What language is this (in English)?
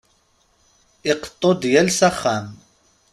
Kabyle